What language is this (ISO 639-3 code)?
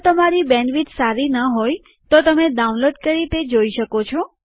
guj